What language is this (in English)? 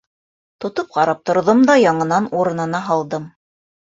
Bashkir